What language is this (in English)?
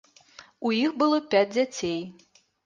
Belarusian